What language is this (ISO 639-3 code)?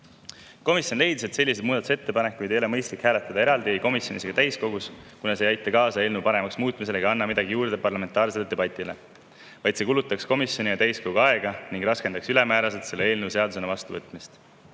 est